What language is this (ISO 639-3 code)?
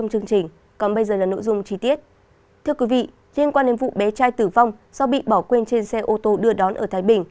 vie